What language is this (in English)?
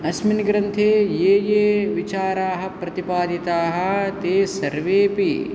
Sanskrit